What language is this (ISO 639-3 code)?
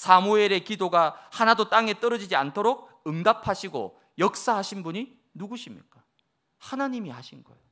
kor